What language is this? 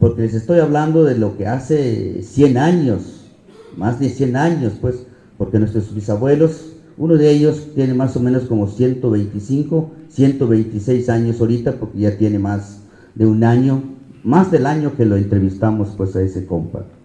Spanish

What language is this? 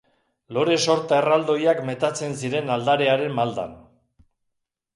Basque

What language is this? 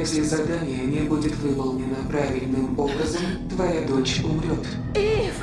Russian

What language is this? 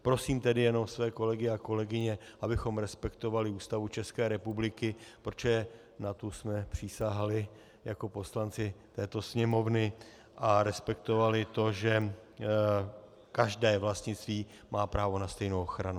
Czech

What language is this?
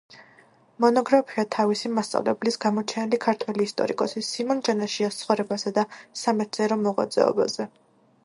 Georgian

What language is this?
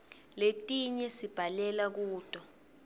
Swati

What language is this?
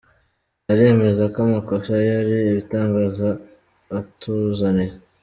Kinyarwanda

